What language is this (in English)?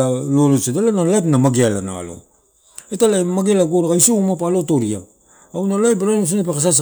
Torau